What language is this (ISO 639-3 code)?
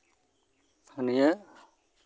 sat